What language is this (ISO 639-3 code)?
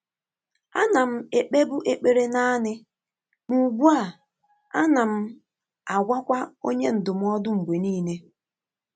ibo